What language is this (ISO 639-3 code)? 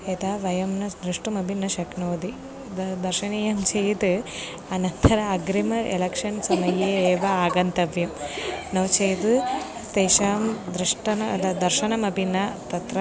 san